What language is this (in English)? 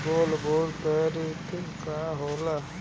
Bhojpuri